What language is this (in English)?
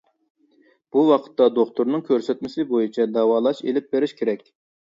Uyghur